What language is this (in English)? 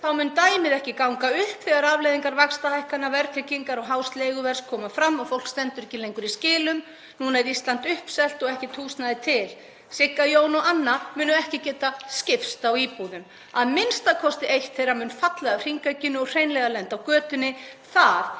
Icelandic